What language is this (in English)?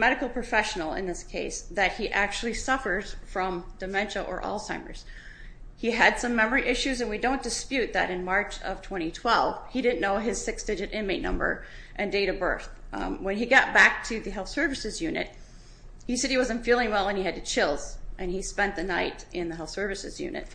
English